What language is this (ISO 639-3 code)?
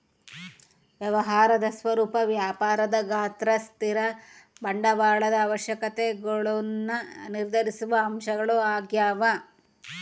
kan